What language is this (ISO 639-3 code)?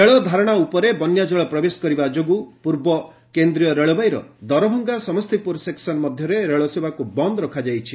ori